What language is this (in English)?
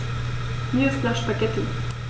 German